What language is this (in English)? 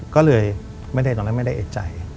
Thai